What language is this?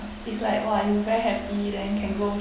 English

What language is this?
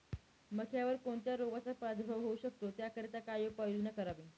Marathi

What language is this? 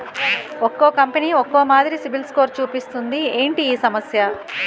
Telugu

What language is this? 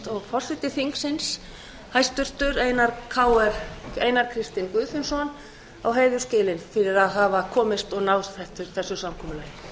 Icelandic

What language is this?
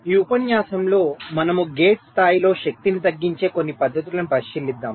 Telugu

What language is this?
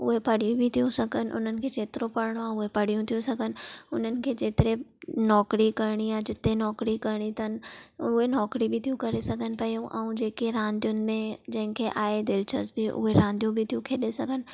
Sindhi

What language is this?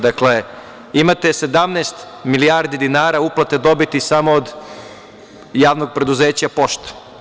Serbian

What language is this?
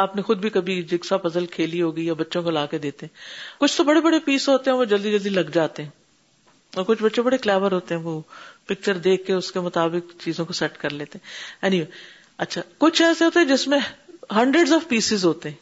Urdu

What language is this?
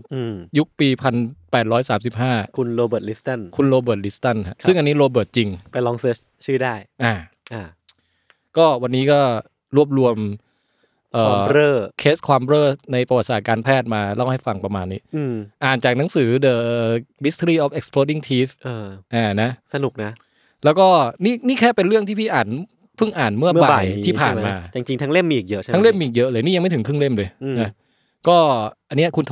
Thai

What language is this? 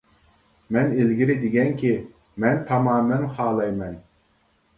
Uyghur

